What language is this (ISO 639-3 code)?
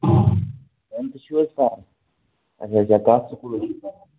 kas